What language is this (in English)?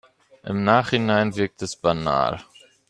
German